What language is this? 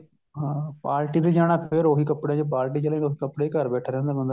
Punjabi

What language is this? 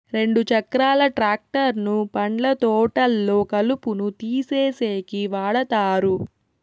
Telugu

